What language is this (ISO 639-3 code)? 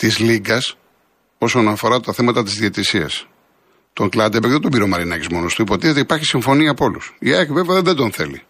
ell